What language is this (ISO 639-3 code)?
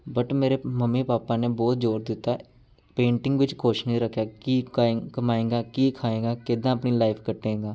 pan